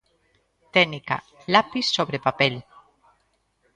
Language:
Galician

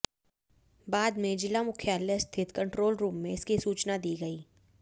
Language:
Hindi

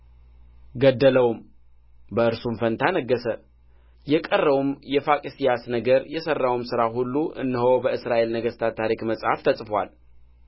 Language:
Amharic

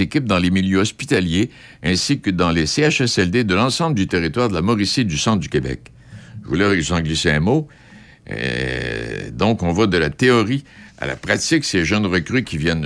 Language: French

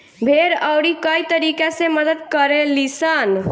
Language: Bhojpuri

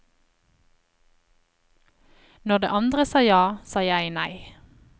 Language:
Norwegian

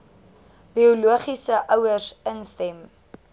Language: Afrikaans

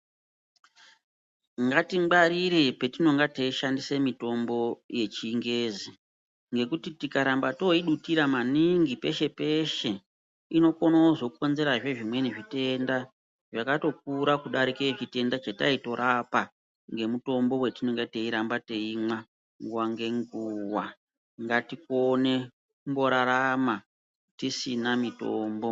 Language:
Ndau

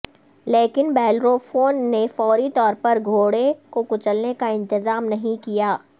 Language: Urdu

